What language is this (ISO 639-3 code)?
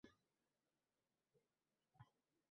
uzb